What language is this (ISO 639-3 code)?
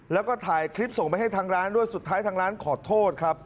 tha